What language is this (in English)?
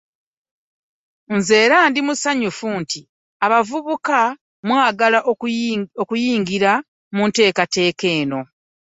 Ganda